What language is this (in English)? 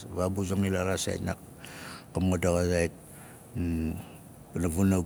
Nalik